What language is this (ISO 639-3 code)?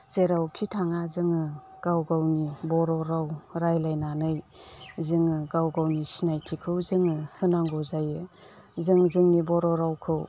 brx